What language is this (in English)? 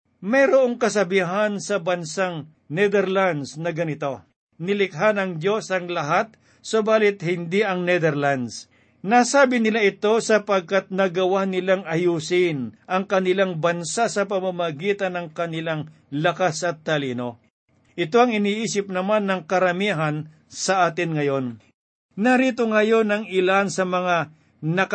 Filipino